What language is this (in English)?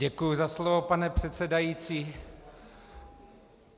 Czech